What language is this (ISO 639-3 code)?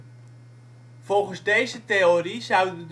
nld